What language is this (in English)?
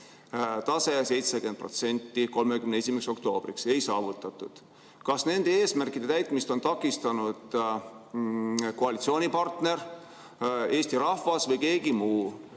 Estonian